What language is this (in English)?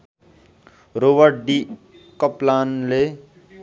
Nepali